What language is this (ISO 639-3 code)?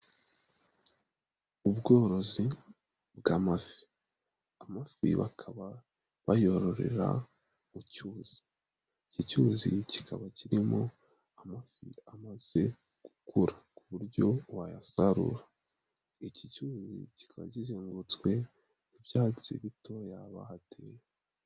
kin